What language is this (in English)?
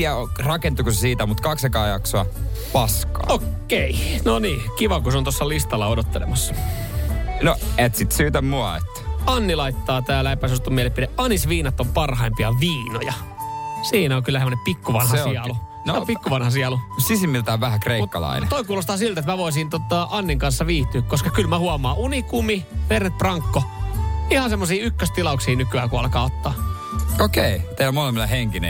Finnish